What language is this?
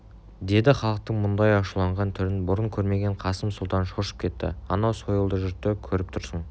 Kazakh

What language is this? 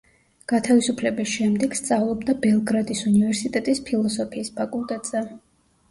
Georgian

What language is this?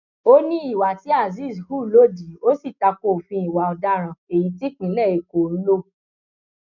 Yoruba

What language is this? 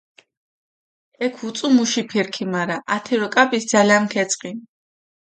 Mingrelian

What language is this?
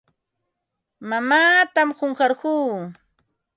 Ambo-Pasco Quechua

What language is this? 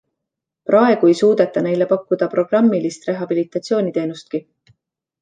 Estonian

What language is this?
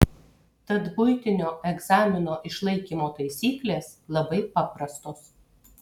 Lithuanian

